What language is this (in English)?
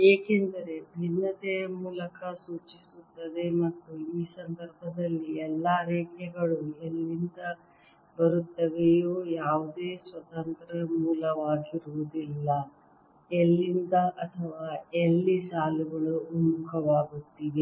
Kannada